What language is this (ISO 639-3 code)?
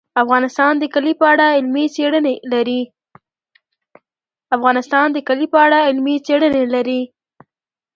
pus